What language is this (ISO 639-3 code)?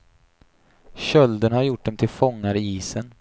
swe